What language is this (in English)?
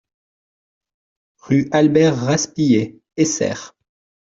French